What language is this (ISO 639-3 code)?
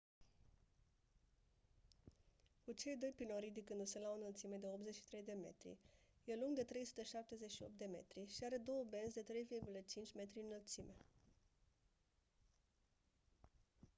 ron